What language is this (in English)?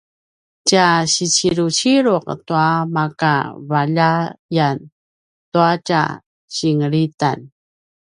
Paiwan